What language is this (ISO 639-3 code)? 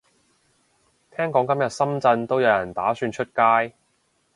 yue